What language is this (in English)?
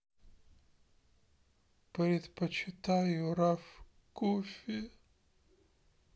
Russian